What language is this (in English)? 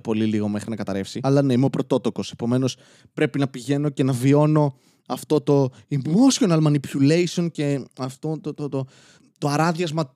Greek